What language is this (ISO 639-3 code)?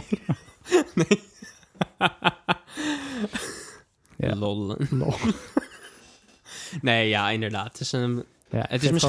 nld